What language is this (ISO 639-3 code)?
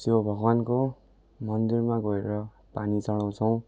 nep